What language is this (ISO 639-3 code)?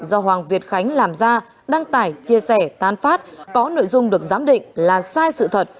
vie